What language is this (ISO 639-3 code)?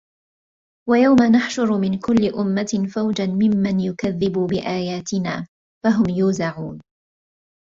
ara